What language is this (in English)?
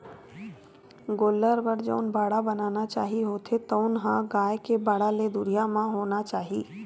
Chhattisgarhi